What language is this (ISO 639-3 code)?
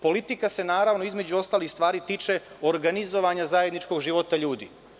srp